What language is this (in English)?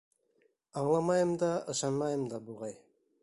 Bashkir